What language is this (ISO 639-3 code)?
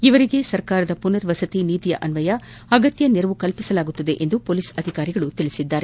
kan